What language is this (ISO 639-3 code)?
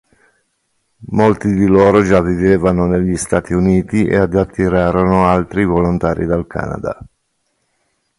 ita